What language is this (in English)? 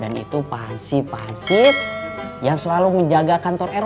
Indonesian